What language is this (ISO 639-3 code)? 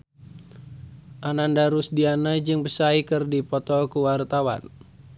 sun